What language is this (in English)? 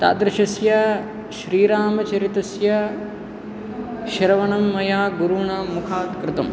Sanskrit